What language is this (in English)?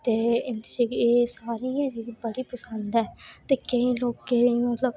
Dogri